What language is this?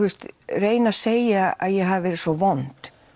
Icelandic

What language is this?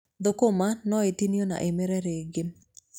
Kikuyu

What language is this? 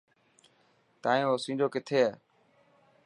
Dhatki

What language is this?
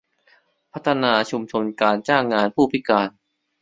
Thai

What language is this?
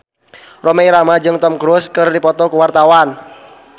Sundanese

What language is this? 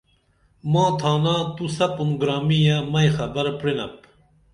Dameli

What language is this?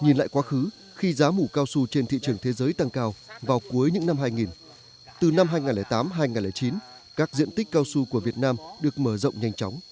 Vietnamese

